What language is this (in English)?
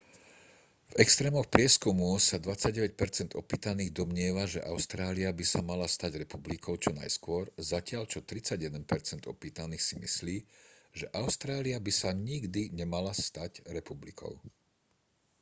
Slovak